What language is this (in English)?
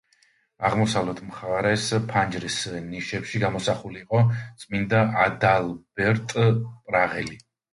Georgian